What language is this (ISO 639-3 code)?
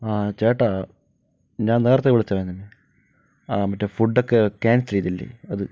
mal